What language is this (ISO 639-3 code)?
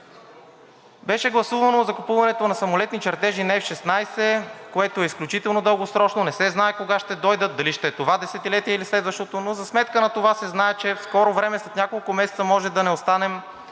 bul